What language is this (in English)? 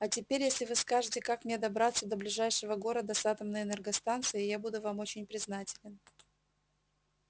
Russian